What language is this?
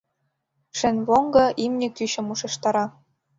Mari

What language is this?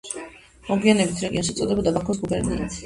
Georgian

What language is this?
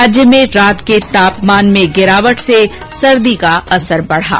Hindi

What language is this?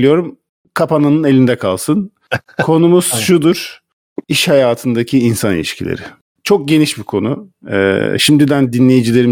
Turkish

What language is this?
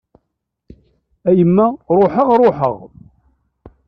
Kabyle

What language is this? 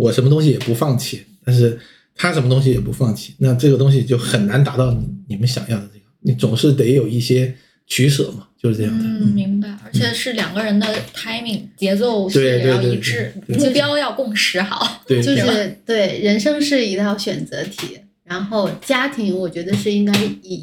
Chinese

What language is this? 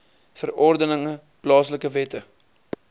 Afrikaans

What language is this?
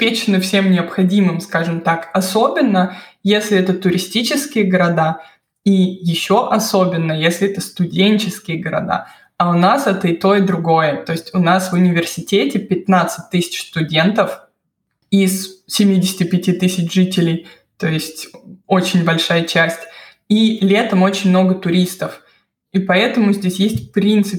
Russian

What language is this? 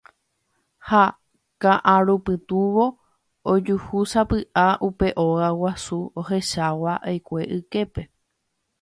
Guarani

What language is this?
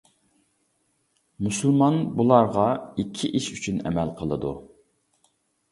Uyghur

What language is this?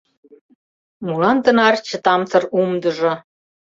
Mari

